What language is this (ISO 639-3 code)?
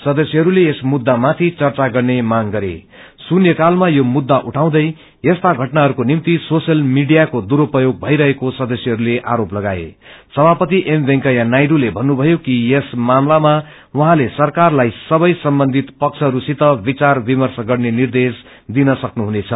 nep